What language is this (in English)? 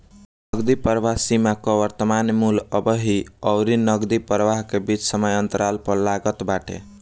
Bhojpuri